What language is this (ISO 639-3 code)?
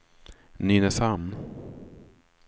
swe